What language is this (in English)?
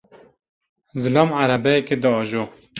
Kurdish